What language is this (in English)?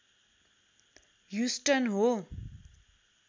Nepali